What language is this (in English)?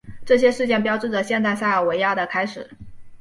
Chinese